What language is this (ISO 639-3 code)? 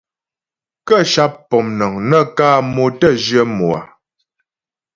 bbj